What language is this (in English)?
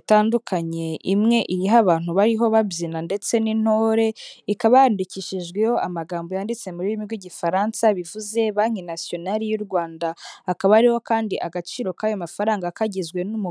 Kinyarwanda